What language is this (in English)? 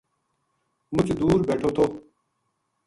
Gujari